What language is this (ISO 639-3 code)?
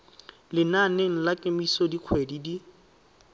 tsn